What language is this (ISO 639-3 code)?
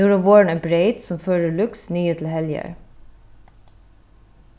fao